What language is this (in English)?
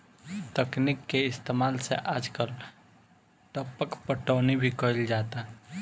Bhojpuri